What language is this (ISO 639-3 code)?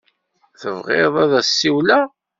kab